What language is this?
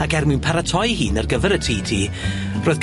Welsh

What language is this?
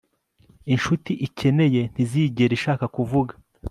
Kinyarwanda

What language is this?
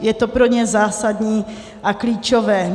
Czech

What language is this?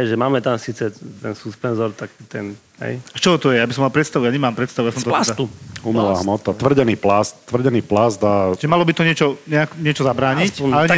Slovak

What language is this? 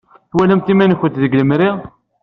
Kabyle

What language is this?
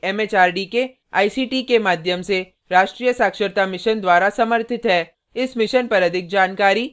Hindi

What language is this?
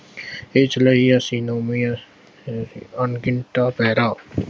Punjabi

